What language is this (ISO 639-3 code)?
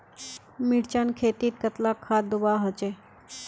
mag